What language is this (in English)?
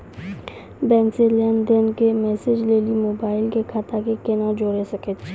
Maithili